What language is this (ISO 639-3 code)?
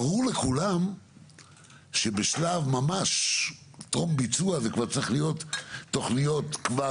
heb